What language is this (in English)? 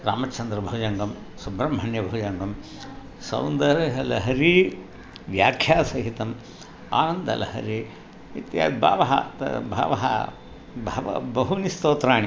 Sanskrit